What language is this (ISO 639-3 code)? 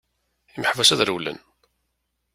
kab